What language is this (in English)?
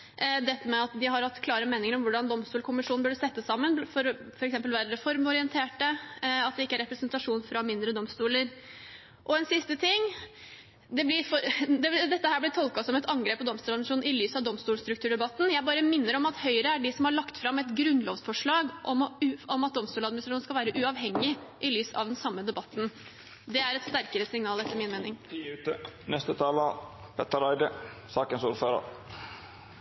Norwegian